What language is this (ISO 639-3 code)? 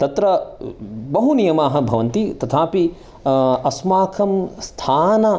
san